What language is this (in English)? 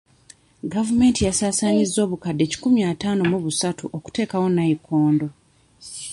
Ganda